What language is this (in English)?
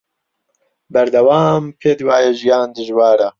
Central Kurdish